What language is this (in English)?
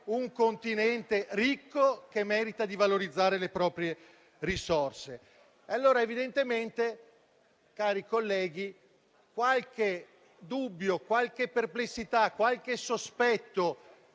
Italian